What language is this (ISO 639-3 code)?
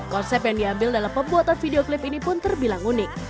ind